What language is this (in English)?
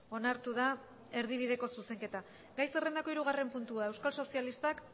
Basque